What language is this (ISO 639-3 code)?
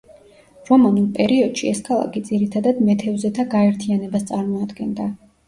kat